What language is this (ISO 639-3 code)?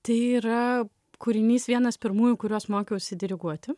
lit